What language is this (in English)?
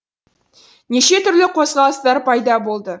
Kazakh